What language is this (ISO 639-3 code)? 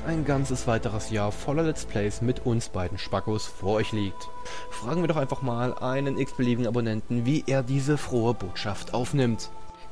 deu